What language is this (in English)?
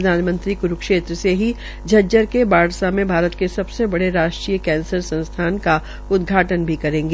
Hindi